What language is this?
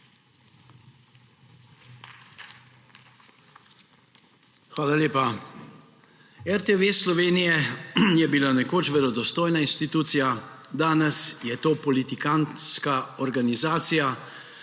Slovenian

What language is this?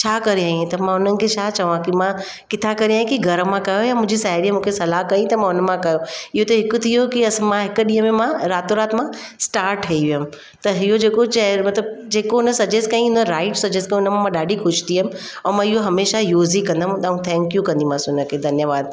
Sindhi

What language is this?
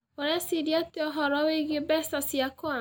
Kikuyu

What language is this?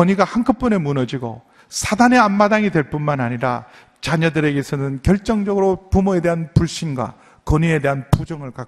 Korean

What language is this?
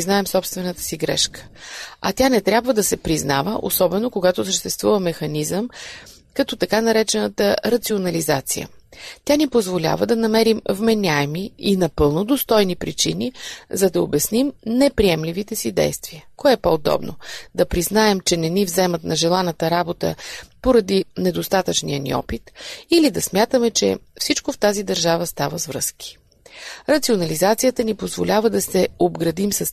Bulgarian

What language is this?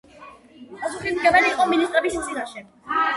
Georgian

